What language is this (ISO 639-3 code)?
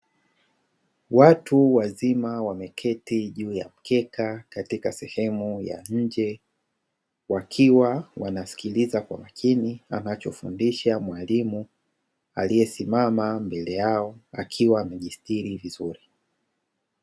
swa